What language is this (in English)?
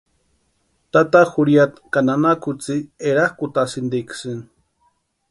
Western Highland Purepecha